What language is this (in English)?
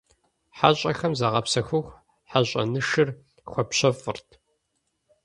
Kabardian